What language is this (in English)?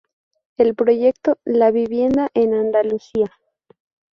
Spanish